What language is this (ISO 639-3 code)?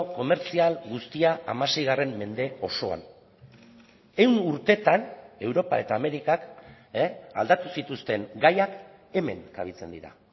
eus